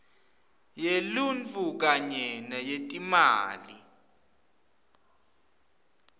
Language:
Swati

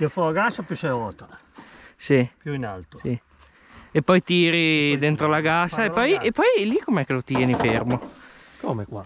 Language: Italian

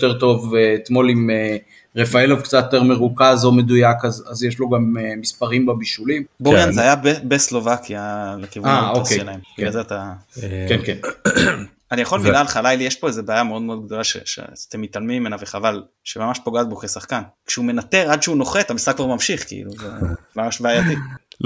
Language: Hebrew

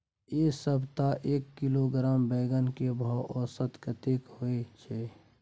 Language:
Maithili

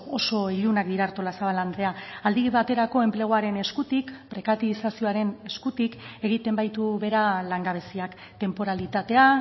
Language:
Basque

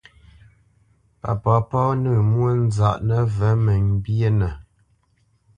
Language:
Bamenyam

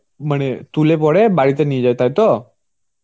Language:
Bangla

